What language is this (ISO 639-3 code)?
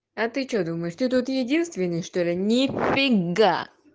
rus